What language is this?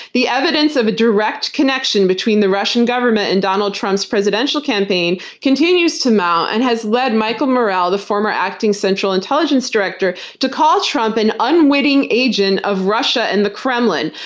English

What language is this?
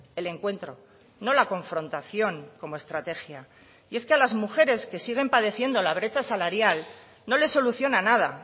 Spanish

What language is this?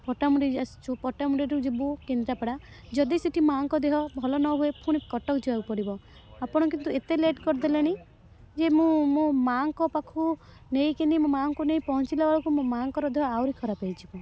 Odia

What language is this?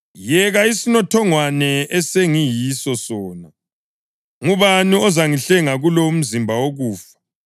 North Ndebele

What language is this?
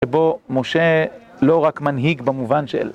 Hebrew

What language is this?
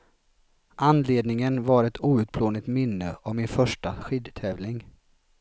Swedish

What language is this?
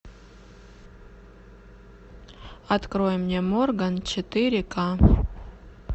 Russian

